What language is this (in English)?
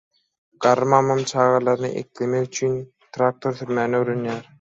Turkmen